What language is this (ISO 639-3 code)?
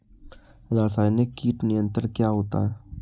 hin